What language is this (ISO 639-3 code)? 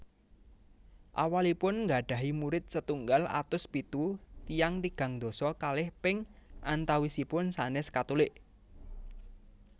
jav